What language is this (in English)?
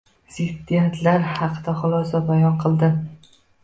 Uzbek